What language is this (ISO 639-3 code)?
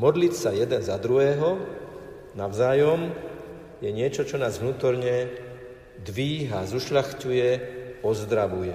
slk